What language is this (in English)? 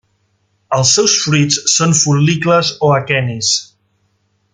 Catalan